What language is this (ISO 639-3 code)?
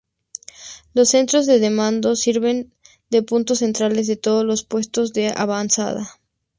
spa